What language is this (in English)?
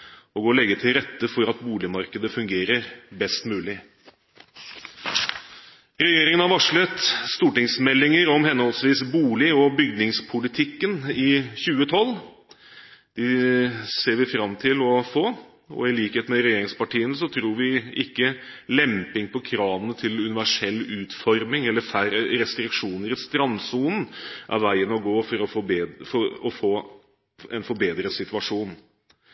Norwegian Bokmål